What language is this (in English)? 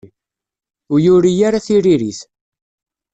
Kabyle